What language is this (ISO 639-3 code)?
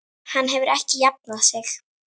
isl